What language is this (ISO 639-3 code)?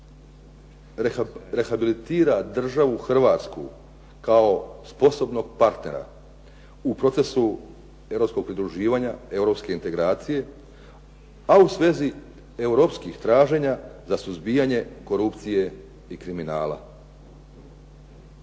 hrv